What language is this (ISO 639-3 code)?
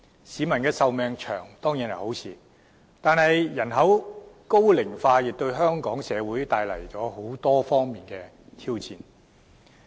yue